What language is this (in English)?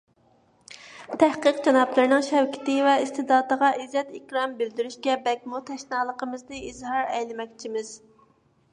Uyghur